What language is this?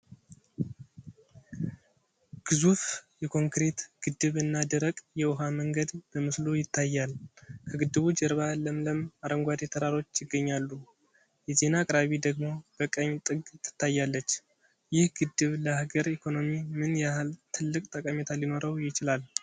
Amharic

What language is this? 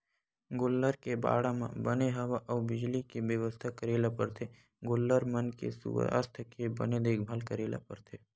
Chhattisgarhi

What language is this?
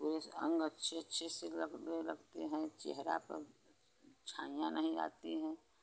Hindi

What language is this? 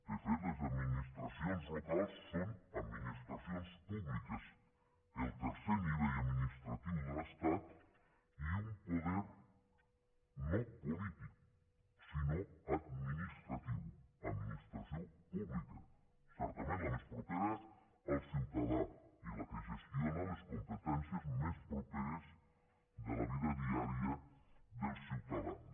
Catalan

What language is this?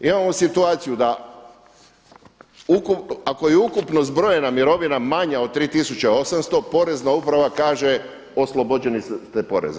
Croatian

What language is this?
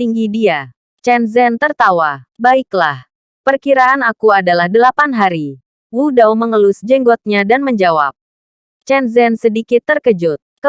Indonesian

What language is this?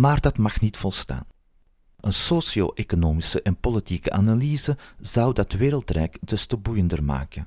Dutch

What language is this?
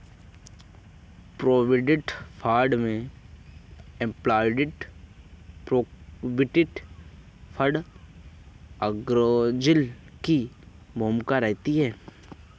Hindi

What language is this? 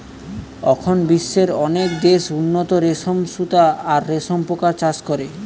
Bangla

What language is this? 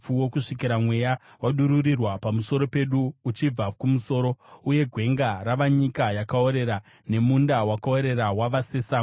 Shona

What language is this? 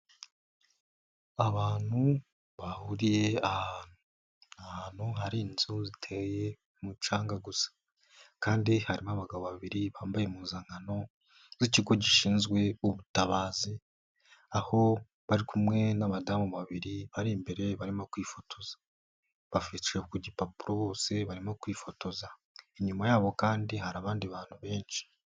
Kinyarwanda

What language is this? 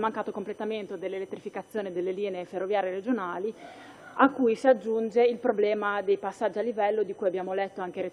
Italian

